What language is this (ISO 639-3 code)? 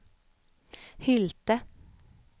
swe